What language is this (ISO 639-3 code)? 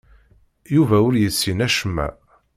kab